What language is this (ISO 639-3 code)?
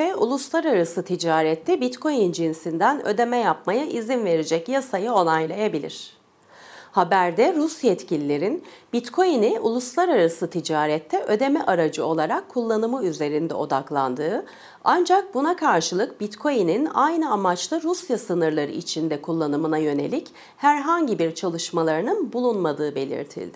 tur